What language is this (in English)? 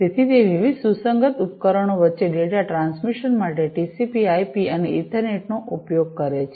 Gujarati